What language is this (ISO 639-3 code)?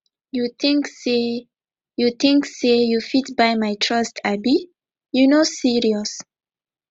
pcm